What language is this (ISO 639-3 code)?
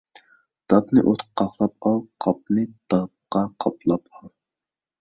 uig